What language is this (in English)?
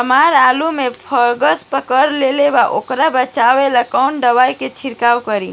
Bhojpuri